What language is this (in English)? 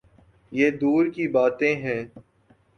Urdu